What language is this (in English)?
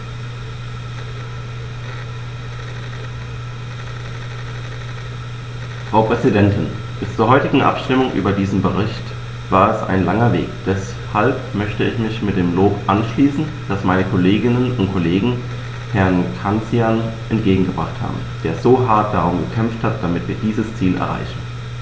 German